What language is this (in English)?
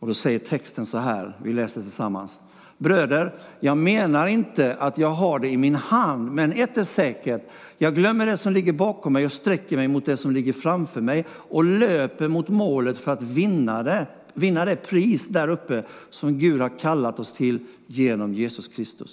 Swedish